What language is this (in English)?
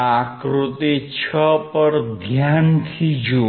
Gujarati